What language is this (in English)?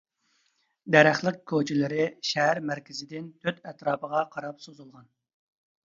Uyghur